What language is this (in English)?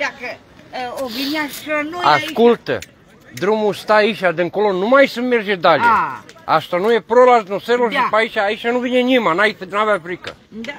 Romanian